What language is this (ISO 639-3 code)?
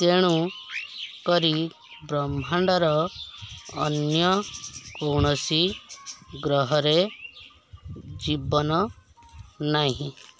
ori